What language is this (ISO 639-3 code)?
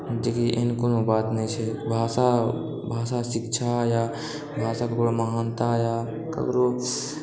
mai